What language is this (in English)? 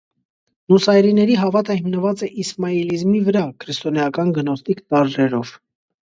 Armenian